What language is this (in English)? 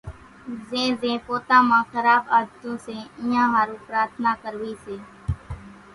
Kachi Koli